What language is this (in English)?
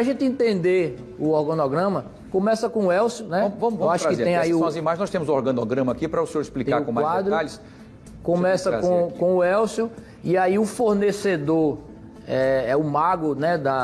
Portuguese